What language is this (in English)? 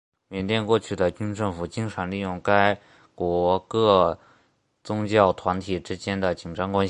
Chinese